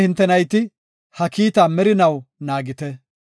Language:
Gofa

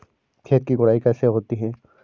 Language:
Hindi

